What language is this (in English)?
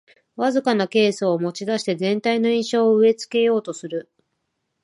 Japanese